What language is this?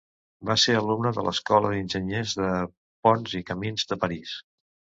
Catalan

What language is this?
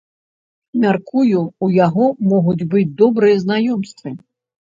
Belarusian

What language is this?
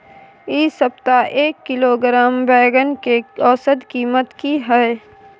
Maithili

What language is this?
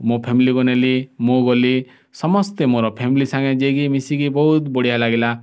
Odia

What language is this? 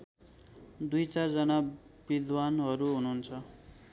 Nepali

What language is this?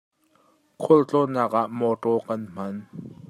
Hakha Chin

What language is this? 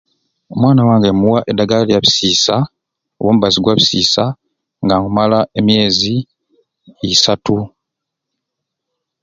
Ruuli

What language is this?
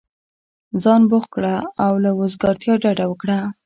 Pashto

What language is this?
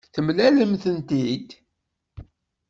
Kabyle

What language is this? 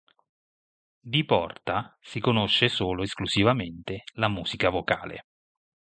Italian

